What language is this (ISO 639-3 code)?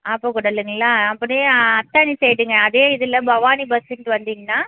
tam